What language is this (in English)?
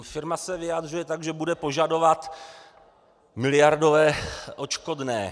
Czech